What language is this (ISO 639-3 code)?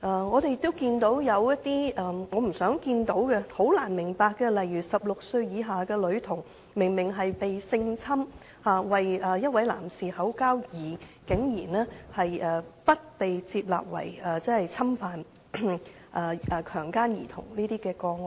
yue